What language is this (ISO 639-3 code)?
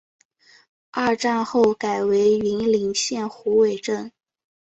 zho